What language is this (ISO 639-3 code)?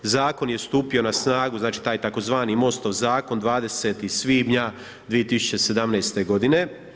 hrv